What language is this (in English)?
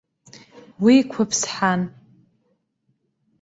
Abkhazian